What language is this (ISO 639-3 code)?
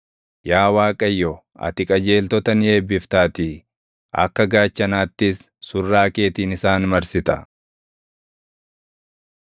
orm